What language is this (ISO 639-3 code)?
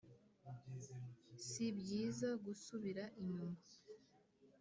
kin